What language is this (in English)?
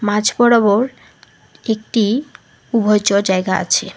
Bangla